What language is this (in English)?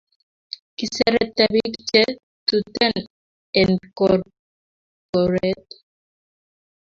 Kalenjin